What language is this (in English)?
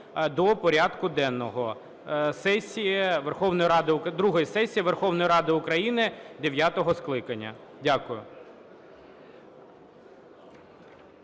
Ukrainian